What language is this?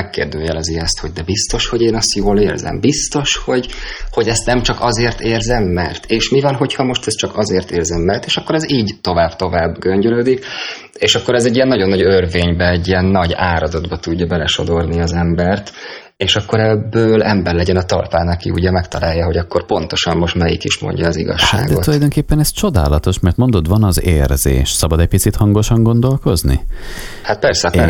Hungarian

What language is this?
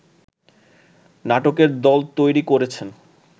Bangla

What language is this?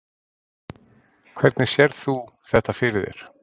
Icelandic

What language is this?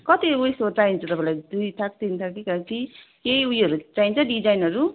Nepali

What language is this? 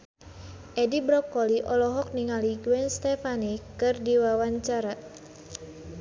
Sundanese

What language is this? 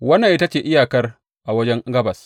Hausa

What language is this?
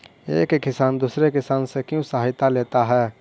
Magahi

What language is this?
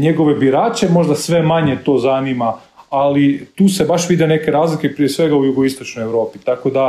Croatian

